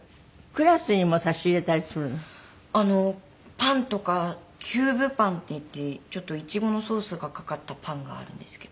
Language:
Japanese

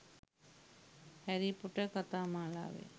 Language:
Sinhala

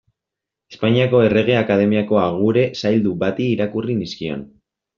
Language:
Basque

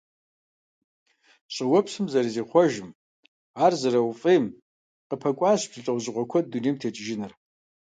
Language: Kabardian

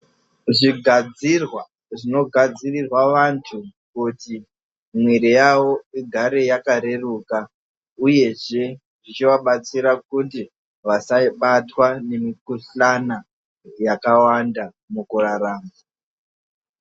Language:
Ndau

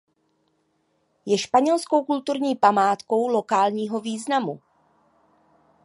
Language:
Czech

